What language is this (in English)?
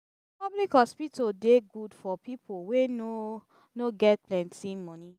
Nigerian Pidgin